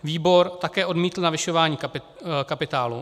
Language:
Czech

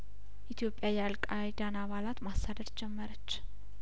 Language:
Amharic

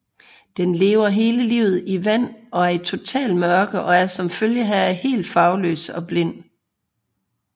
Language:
Danish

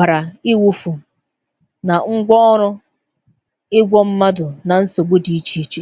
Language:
Igbo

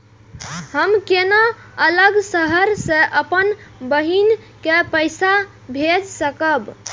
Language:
Maithili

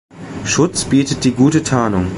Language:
German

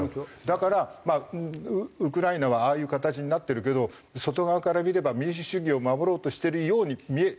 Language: Japanese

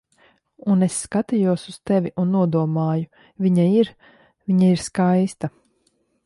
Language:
Latvian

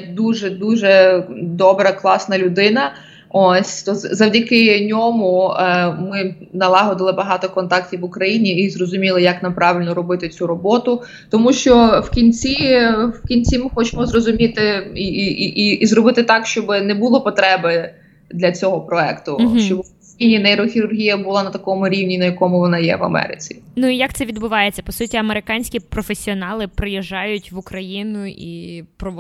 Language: Ukrainian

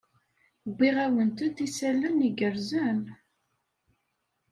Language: Kabyle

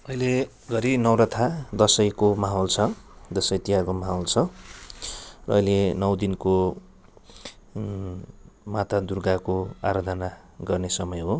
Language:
Nepali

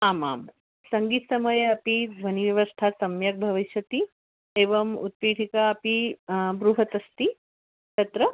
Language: Sanskrit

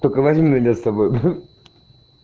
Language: Russian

